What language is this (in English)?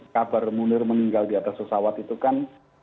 Indonesian